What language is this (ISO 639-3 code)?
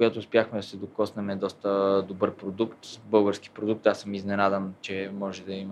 bul